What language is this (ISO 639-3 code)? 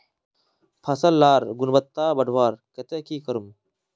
mag